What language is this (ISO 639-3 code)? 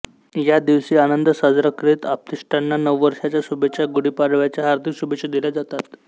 mar